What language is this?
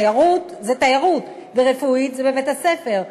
Hebrew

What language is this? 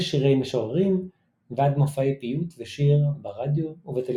Hebrew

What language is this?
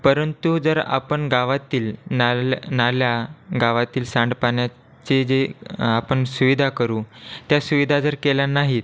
Marathi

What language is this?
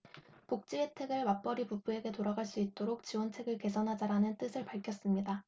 Korean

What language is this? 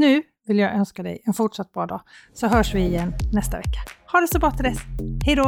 Swedish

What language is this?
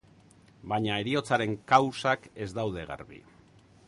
Basque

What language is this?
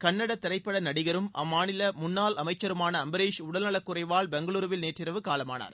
Tamil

